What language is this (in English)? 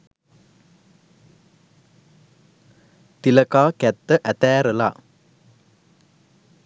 Sinhala